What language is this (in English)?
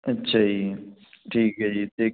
Punjabi